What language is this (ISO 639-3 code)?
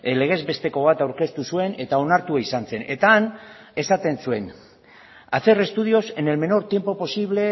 eus